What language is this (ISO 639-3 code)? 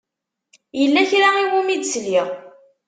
kab